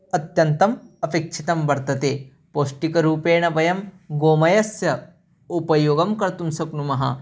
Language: Sanskrit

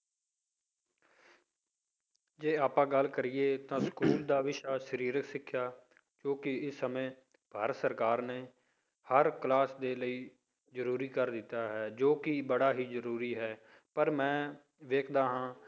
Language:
Punjabi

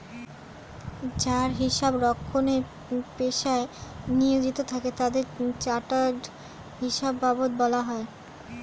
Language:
Bangla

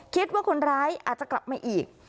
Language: Thai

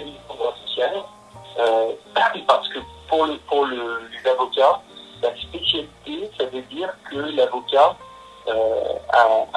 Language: French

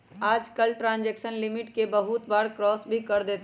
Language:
Magahi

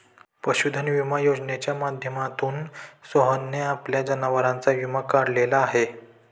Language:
Marathi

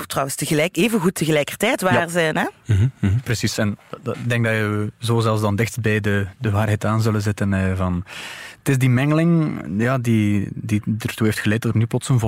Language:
Dutch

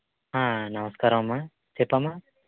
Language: Telugu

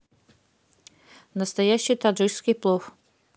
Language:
Russian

